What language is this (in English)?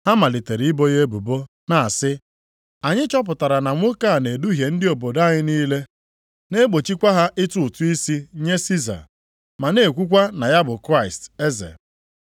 Igbo